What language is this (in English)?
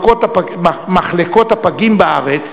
Hebrew